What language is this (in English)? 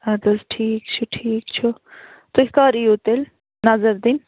Kashmiri